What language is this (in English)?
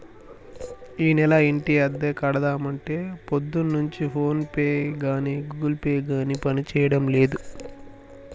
Telugu